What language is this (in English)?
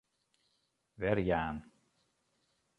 Western Frisian